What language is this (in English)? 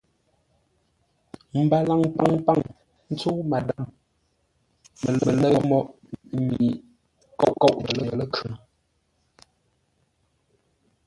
Ngombale